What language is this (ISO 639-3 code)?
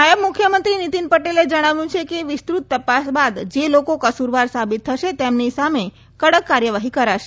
guj